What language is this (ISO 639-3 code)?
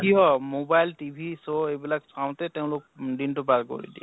asm